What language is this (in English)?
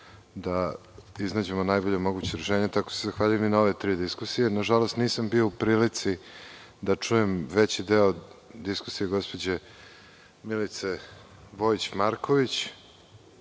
Serbian